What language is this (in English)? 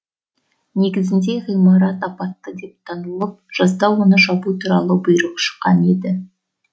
Kazakh